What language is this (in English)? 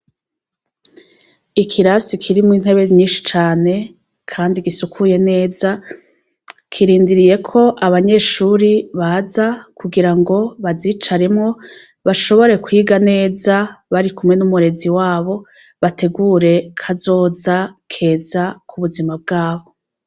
Rundi